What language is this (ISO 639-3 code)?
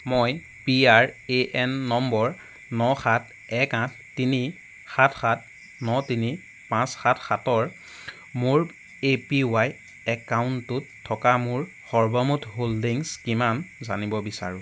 asm